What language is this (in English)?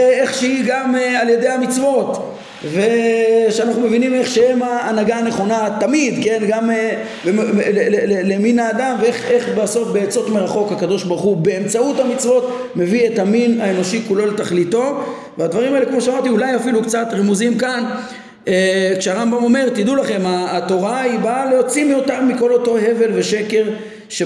Hebrew